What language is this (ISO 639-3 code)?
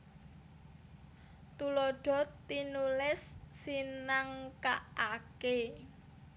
jav